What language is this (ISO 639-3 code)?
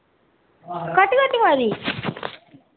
doi